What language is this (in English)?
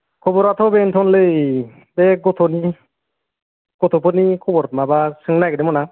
Bodo